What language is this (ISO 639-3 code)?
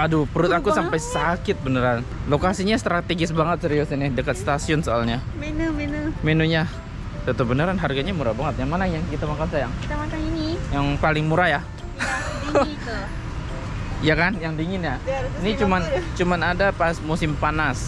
ind